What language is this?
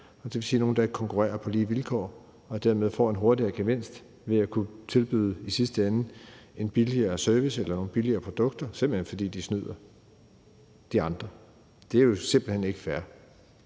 Danish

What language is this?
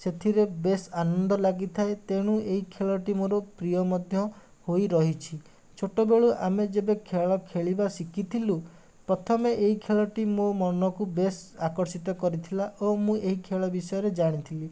Odia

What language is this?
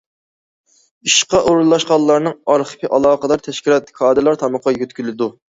Uyghur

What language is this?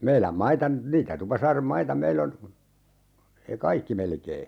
Finnish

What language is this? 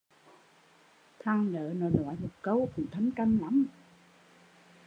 Vietnamese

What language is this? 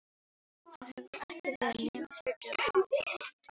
Icelandic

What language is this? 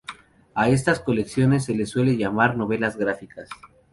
Spanish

